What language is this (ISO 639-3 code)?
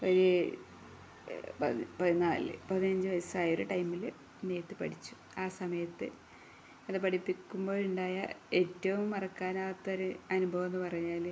mal